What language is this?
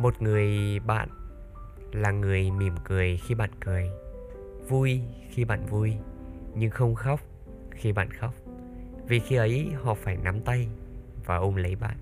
Vietnamese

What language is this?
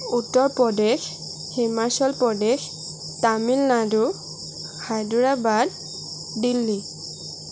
Assamese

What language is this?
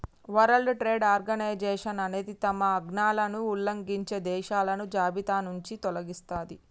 Telugu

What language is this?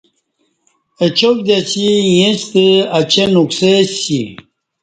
Kati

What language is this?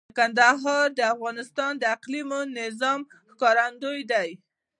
Pashto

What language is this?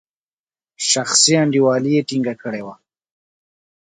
Pashto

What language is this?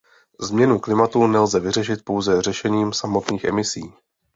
Czech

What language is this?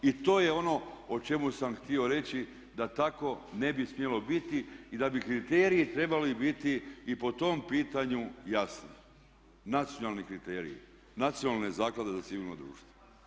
Croatian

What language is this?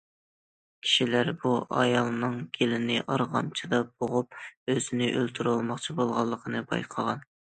Uyghur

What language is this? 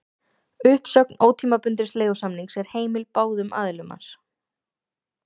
Icelandic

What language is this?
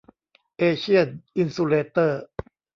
Thai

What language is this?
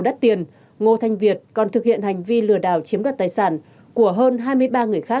Vietnamese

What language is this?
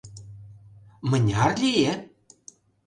Mari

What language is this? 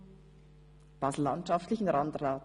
Swiss German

